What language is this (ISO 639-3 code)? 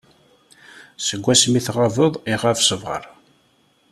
kab